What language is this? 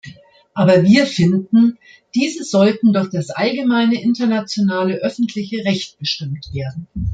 German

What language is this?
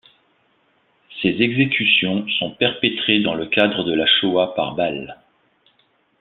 French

